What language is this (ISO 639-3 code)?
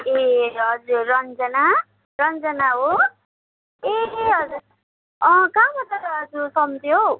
nep